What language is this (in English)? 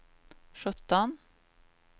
Swedish